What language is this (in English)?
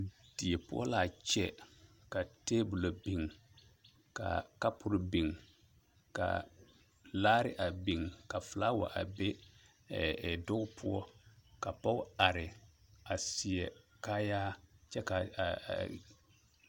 Southern Dagaare